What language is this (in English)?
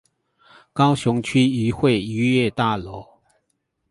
Chinese